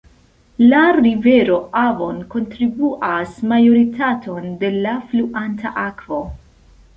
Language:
Esperanto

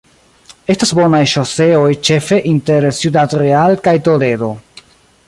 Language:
Esperanto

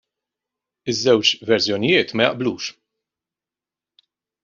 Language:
Maltese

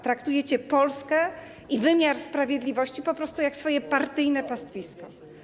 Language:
Polish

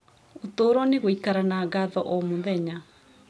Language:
Kikuyu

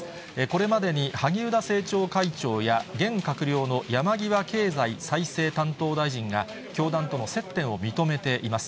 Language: Japanese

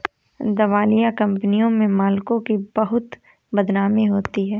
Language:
Hindi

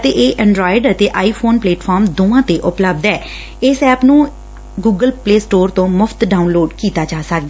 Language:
Punjabi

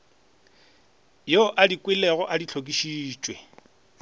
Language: Northern Sotho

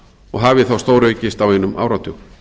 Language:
Icelandic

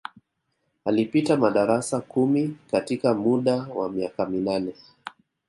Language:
Swahili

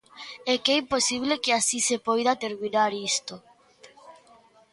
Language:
Galician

